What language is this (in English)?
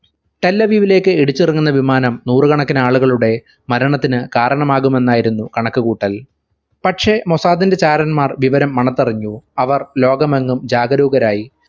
Malayalam